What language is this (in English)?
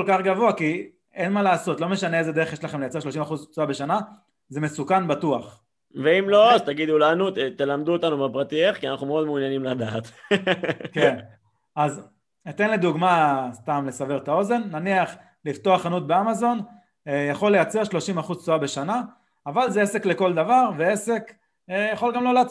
Hebrew